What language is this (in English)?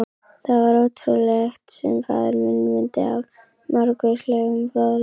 Icelandic